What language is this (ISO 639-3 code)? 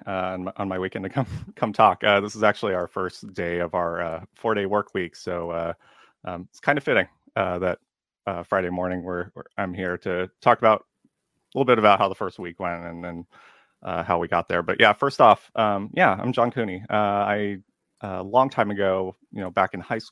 eng